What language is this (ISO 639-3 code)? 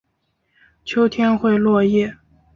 zho